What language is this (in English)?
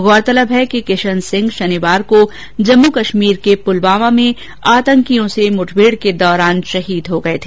Hindi